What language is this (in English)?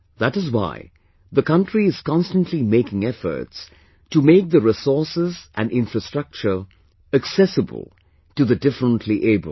English